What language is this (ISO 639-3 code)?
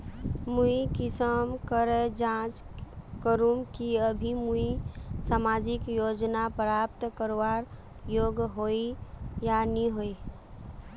mag